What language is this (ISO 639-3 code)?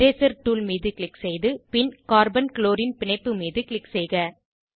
tam